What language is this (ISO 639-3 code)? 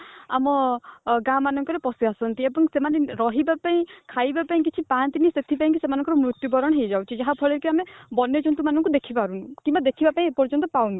ori